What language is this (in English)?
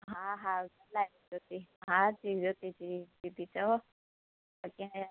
Sindhi